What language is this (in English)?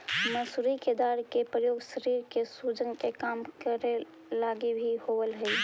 Magahi